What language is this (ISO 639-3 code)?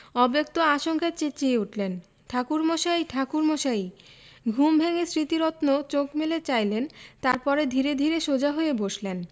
ben